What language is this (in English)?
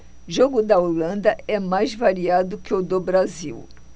Portuguese